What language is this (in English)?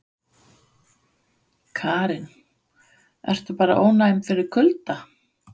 Icelandic